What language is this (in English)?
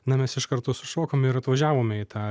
Lithuanian